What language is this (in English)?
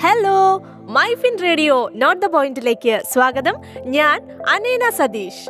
Malayalam